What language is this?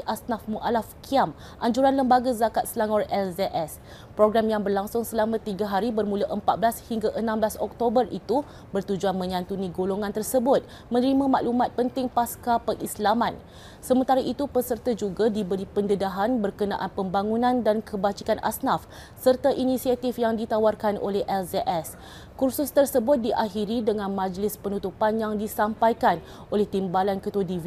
Malay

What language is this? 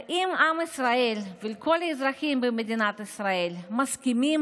Hebrew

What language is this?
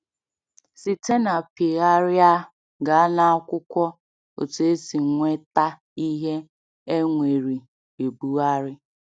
Igbo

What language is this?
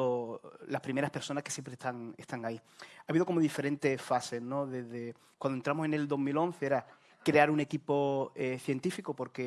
Spanish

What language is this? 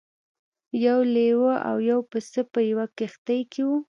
Pashto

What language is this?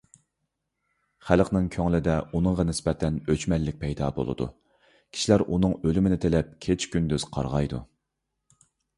Uyghur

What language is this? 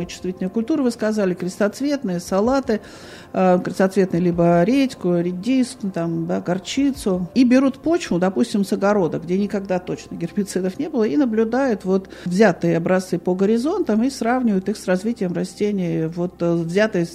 Russian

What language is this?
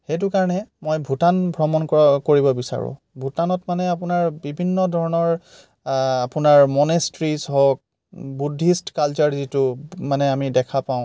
Assamese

